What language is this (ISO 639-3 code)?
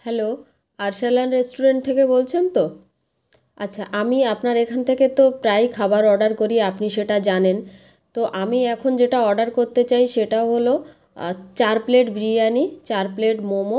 ben